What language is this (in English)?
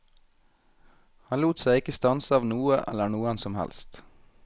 Norwegian